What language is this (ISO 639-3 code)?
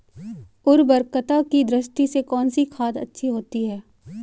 hin